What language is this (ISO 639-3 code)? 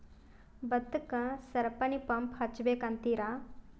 kan